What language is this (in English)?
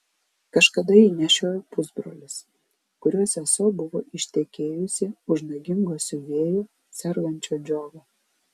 Lithuanian